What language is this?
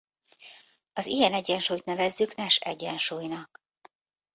Hungarian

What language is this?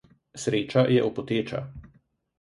Slovenian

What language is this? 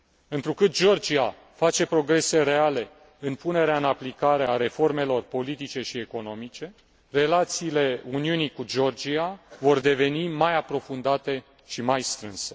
Romanian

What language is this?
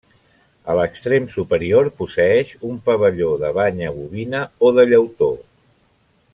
Catalan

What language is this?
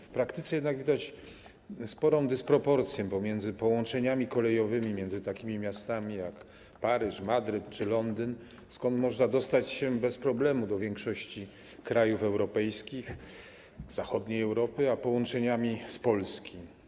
Polish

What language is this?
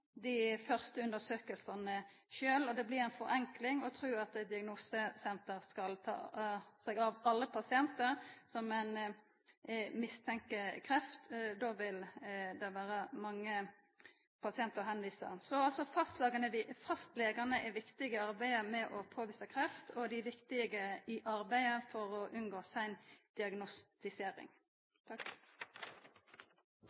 Norwegian Nynorsk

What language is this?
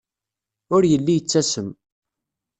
Kabyle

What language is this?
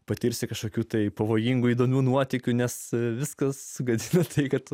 Lithuanian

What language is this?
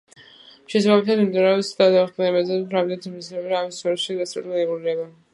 Georgian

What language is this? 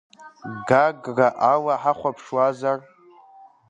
Abkhazian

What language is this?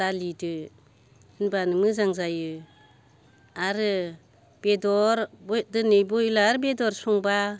Bodo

